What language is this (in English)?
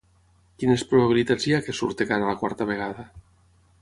Catalan